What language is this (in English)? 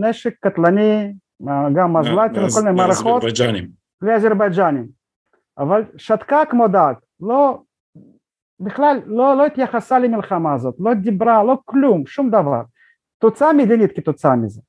Hebrew